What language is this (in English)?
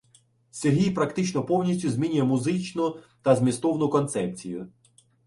Ukrainian